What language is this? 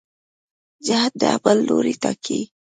Pashto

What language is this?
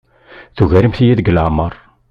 Kabyle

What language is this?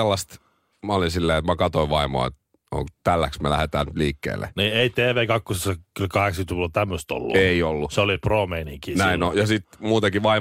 Finnish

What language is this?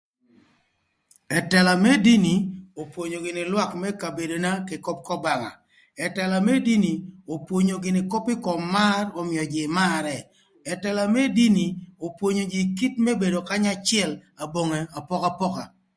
Thur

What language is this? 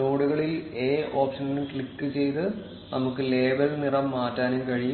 Malayalam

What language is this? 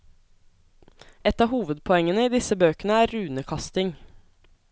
Norwegian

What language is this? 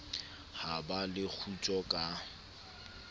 Southern Sotho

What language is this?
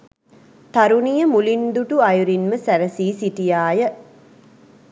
Sinhala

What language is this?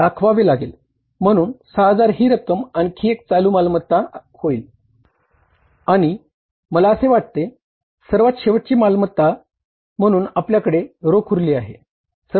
Marathi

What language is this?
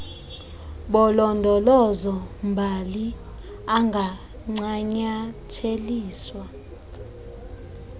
Xhosa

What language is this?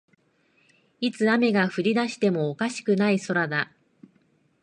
Japanese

